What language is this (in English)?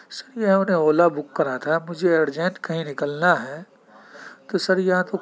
Urdu